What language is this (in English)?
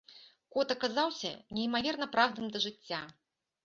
Belarusian